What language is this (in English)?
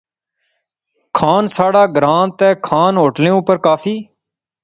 Pahari-Potwari